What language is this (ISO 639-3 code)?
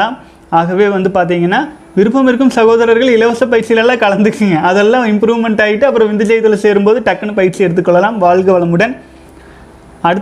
tam